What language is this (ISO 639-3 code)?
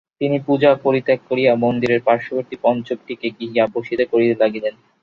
ben